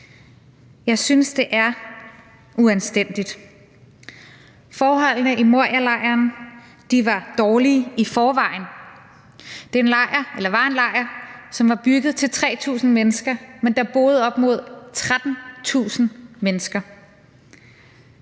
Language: Danish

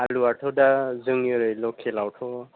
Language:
Bodo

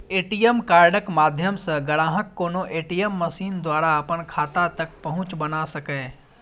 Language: Maithili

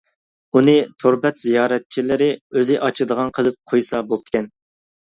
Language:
Uyghur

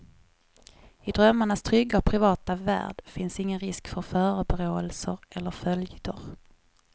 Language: Swedish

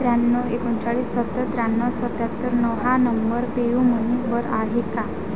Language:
Marathi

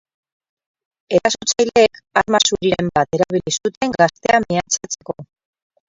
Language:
Basque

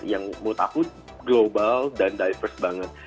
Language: Indonesian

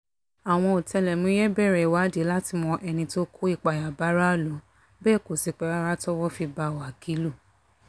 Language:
Yoruba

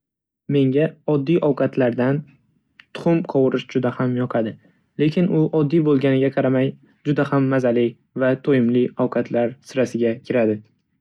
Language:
Uzbek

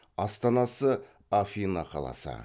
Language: Kazakh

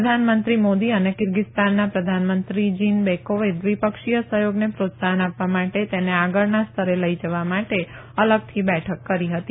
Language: Gujarati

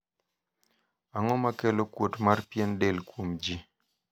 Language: Luo (Kenya and Tanzania)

